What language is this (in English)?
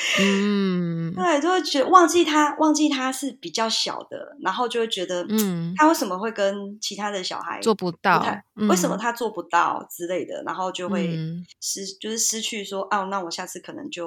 Chinese